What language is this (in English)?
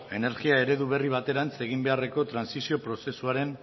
Basque